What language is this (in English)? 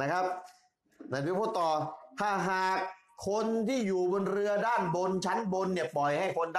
Thai